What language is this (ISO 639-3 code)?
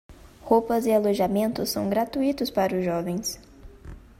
por